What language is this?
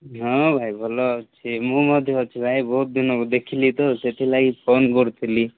Odia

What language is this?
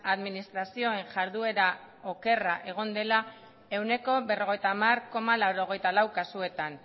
Basque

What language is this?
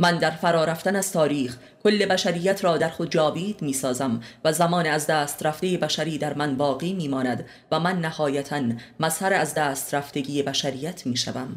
Persian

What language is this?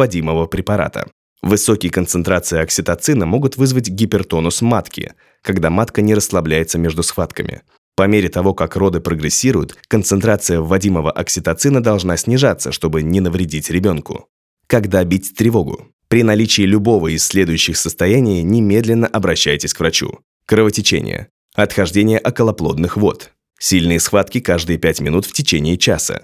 Russian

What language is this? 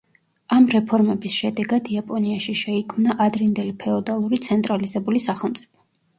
Georgian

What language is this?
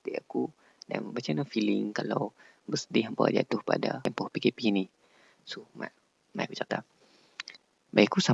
Malay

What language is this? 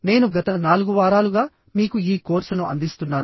Telugu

